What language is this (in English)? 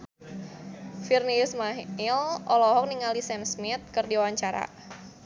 Sundanese